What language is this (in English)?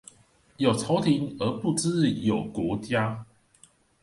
Chinese